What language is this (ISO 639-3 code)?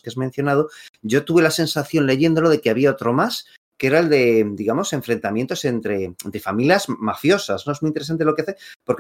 spa